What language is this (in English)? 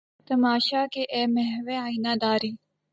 Urdu